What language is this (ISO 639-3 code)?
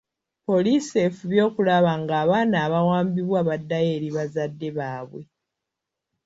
lug